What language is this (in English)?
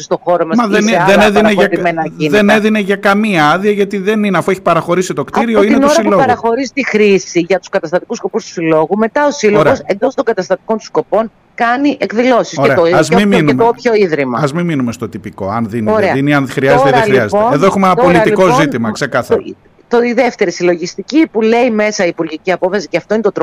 Greek